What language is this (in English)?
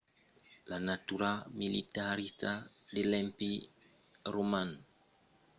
Occitan